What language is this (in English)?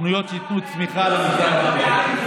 Hebrew